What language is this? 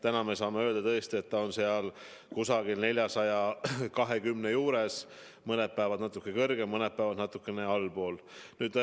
Estonian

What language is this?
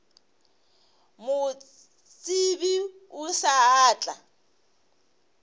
Northern Sotho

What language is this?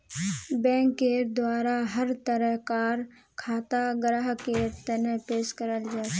Magahi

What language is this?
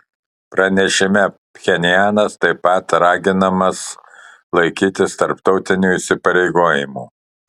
Lithuanian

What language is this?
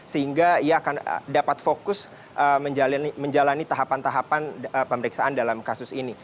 Indonesian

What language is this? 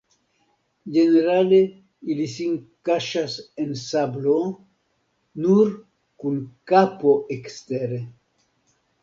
Esperanto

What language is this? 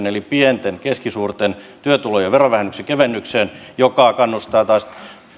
Finnish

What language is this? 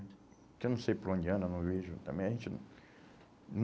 Portuguese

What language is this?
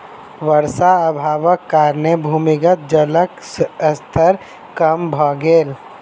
Maithili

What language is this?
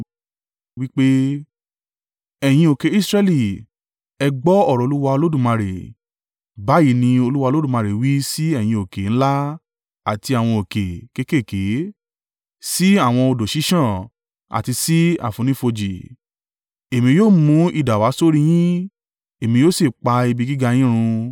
Yoruba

